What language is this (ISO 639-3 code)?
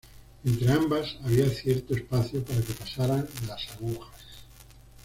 spa